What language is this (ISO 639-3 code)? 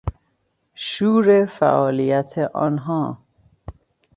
fas